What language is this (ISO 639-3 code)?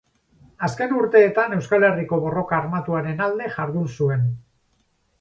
eus